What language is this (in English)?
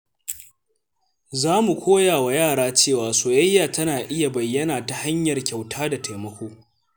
Hausa